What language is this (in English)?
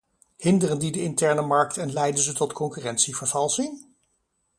Dutch